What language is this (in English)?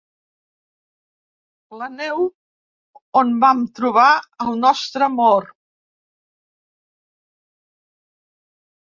Catalan